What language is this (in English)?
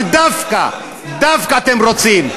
Hebrew